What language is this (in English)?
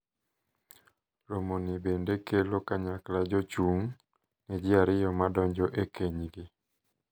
Luo (Kenya and Tanzania)